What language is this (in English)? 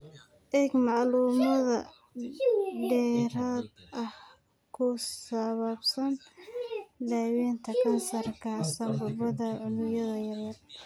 Somali